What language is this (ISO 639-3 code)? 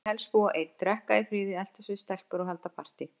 isl